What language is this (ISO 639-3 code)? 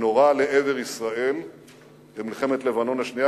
heb